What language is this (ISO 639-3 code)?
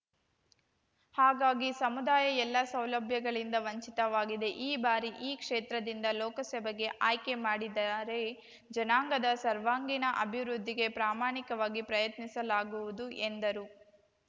kan